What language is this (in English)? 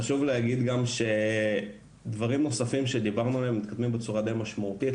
Hebrew